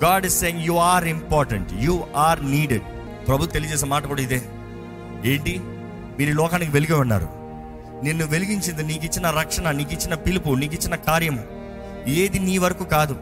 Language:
Telugu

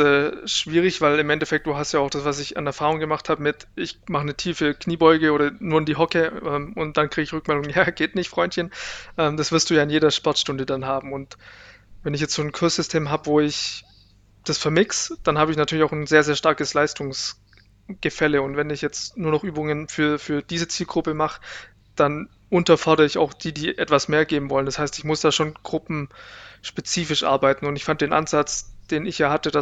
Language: German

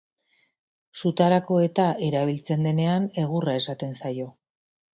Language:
Basque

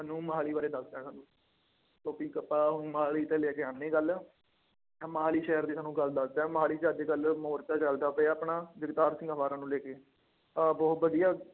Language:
Punjabi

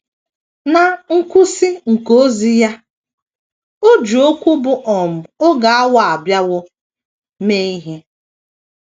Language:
Igbo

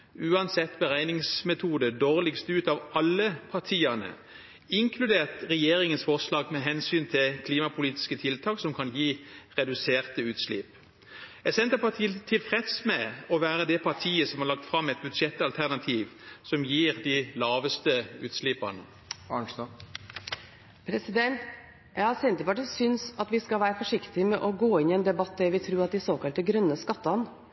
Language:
Norwegian Bokmål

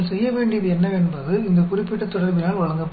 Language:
Hindi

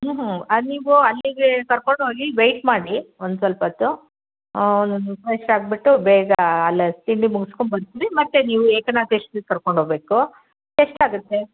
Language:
Kannada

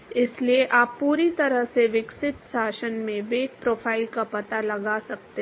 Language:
Hindi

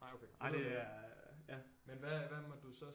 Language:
Danish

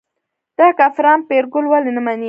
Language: Pashto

